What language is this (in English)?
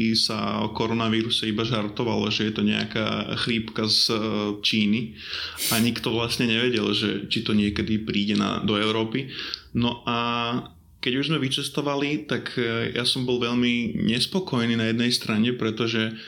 Slovak